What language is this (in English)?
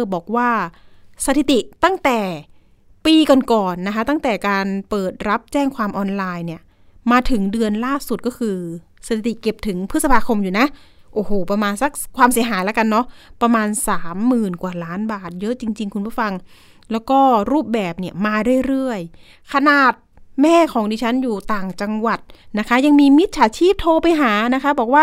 Thai